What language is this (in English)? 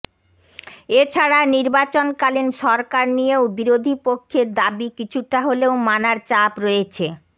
Bangla